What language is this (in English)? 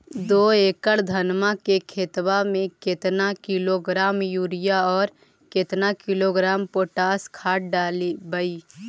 Magahi